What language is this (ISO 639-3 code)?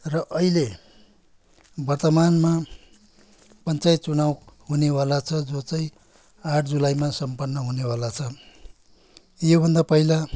nep